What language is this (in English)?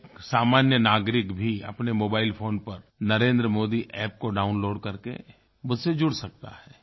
Hindi